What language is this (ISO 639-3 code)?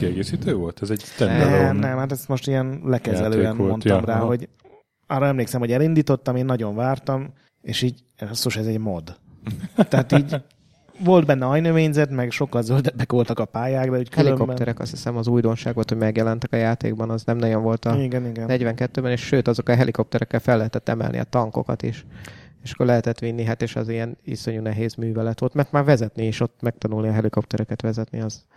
hun